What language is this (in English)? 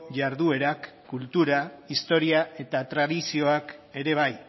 Basque